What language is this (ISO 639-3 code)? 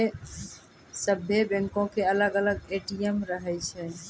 mai